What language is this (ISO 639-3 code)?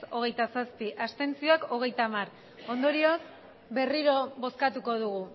eus